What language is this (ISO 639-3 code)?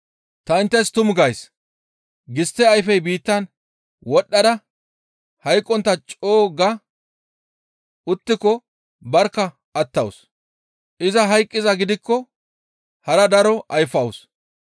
gmv